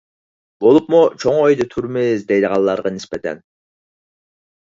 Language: Uyghur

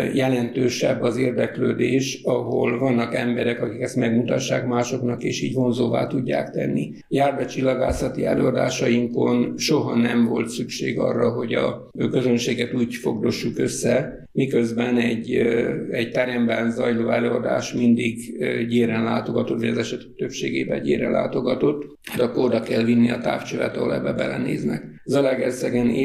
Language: Hungarian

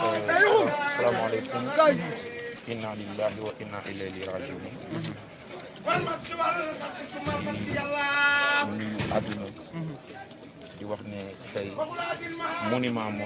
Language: French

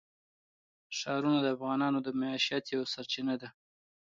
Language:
Pashto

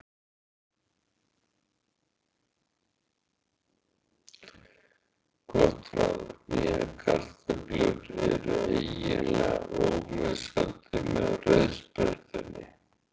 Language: Icelandic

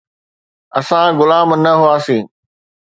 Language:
Sindhi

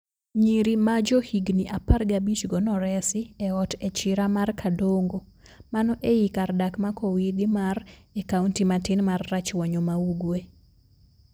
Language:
Luo (Kenya and Tanzania)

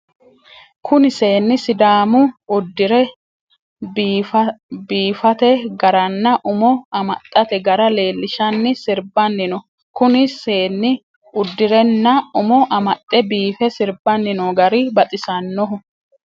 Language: Sidamo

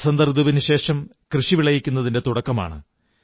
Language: Malayalam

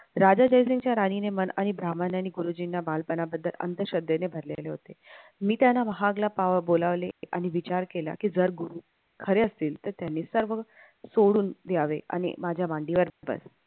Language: Marathi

